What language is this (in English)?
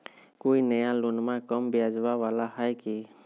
Magahi